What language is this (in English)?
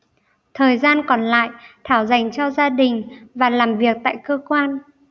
Vietnamese